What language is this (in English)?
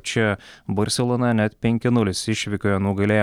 Lithuanian